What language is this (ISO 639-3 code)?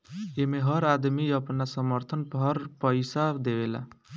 bho